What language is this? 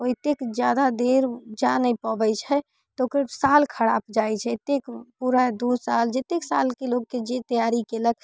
Maithili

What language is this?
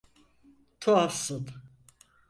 Turkish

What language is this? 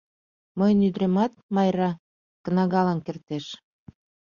Mari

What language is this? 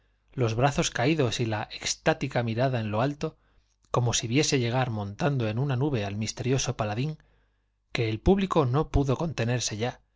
Spanish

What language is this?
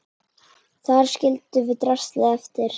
Icelandic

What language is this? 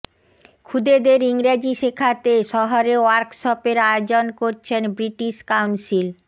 Bangla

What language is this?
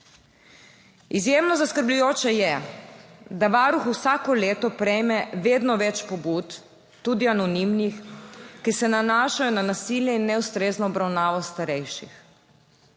Slovenian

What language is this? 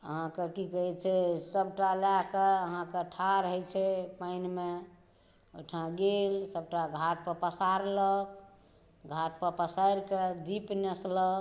Maithili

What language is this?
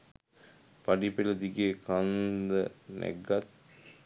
Sinhala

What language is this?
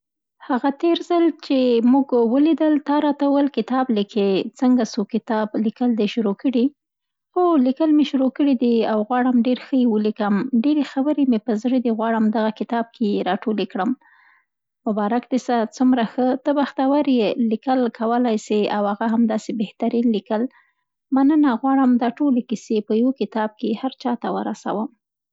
Central Pashto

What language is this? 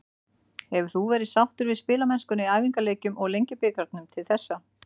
Icelandic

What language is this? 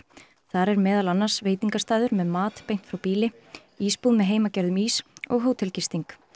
Icelandic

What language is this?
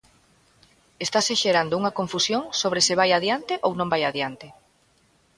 Galician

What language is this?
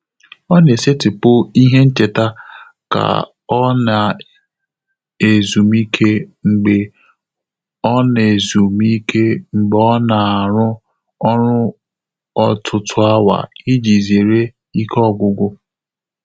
Igbo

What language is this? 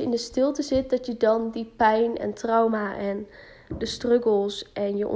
Dutch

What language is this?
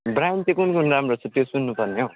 Nepali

